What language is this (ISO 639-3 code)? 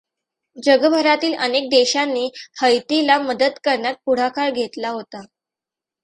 mar